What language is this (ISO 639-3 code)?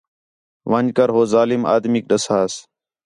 xhe